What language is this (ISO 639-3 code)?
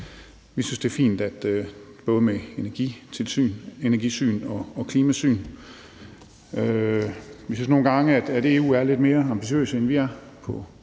dan